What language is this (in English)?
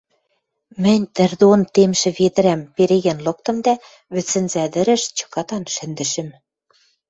Western Mari